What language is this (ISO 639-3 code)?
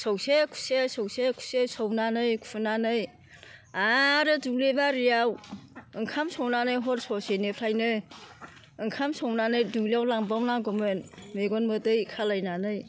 brx